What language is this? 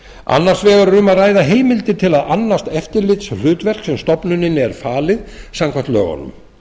Icelandic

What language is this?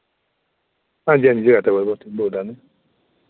Dogri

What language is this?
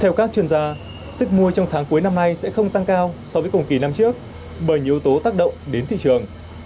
Vietnamese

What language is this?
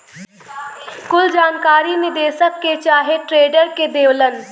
Bhojpuri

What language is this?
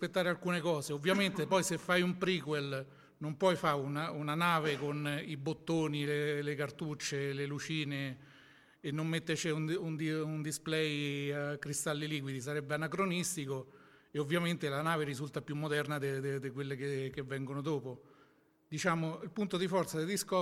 Italian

